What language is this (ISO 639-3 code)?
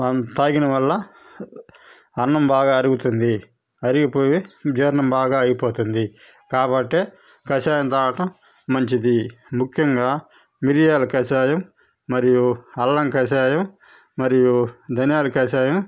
tel